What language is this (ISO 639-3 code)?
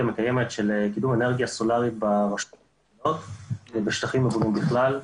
heb